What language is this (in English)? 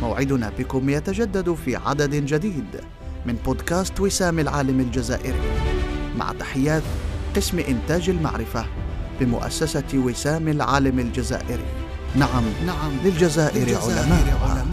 Arabic